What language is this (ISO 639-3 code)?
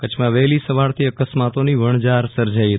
guj